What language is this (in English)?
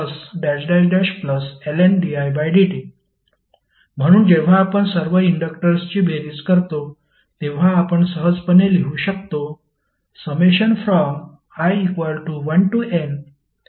Marathi